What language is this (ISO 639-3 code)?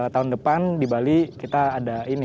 ind